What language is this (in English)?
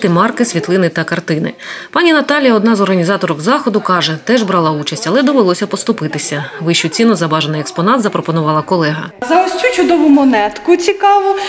Ukrainian